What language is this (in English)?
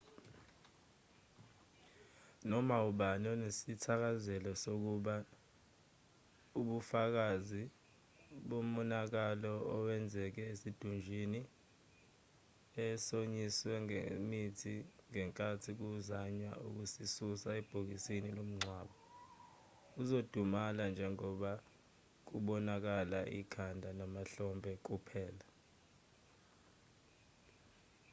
Zulu